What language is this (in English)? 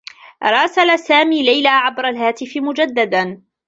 Arabic